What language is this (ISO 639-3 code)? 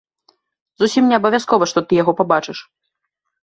bel